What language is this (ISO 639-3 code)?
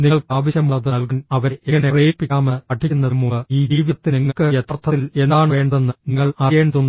mal